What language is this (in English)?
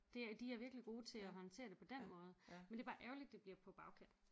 Danish